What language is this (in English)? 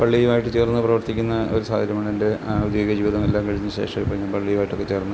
Malayalam